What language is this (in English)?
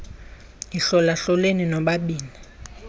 Xhosa